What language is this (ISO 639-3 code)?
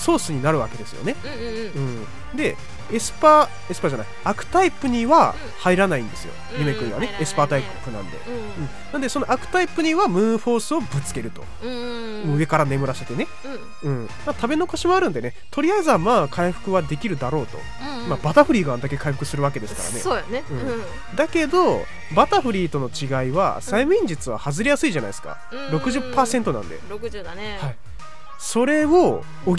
jpn